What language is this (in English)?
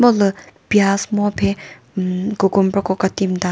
Chokri Naga